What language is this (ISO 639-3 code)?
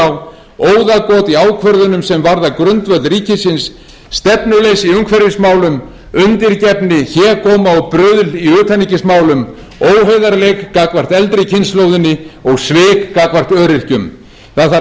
isl